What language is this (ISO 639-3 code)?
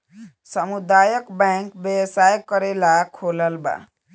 bho